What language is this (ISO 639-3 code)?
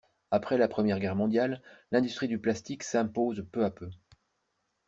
fra